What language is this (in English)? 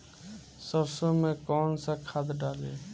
Bhojpuri